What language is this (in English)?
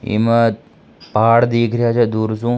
Rajasthani